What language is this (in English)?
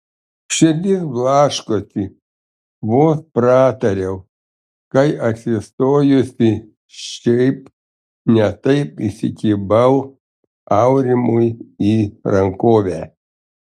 Lithuanian